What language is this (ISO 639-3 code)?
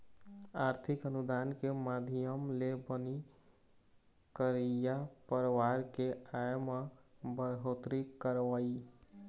hne